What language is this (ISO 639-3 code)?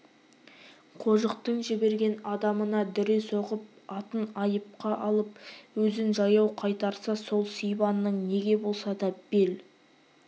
kaz